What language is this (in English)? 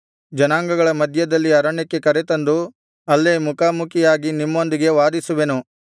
Kannada